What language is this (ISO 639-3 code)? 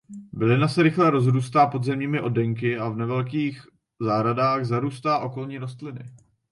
ces